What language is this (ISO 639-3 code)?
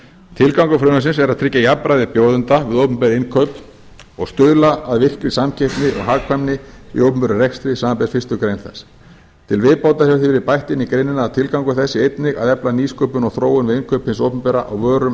isl